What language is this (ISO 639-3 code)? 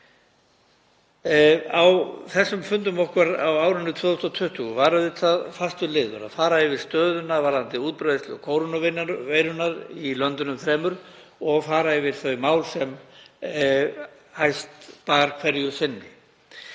isl